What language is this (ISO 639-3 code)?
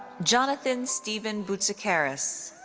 eng